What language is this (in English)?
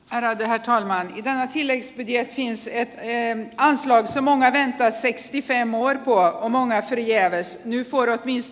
Finnish